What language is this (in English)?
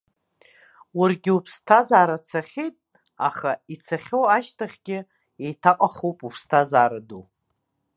Abkhazian